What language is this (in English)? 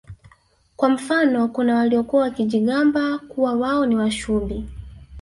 Swahili